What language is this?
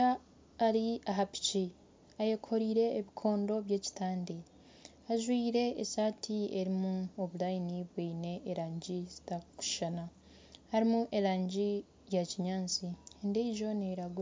Nyankole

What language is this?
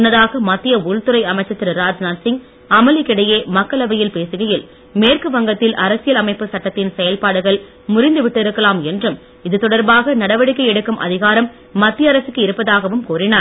Tamil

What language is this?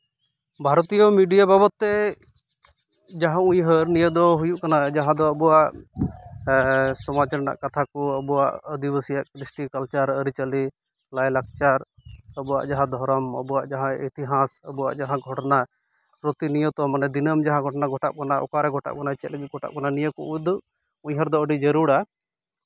Santali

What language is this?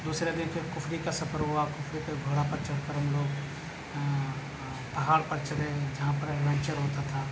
Urdu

